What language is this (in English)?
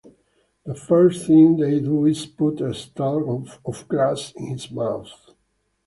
English